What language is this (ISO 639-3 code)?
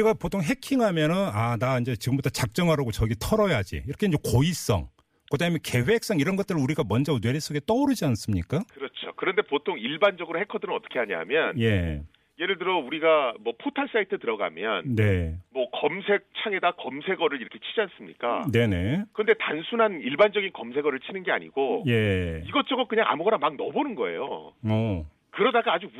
kor